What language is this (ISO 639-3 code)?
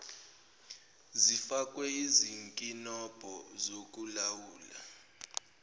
zul